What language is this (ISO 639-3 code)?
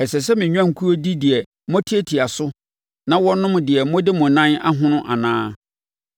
aka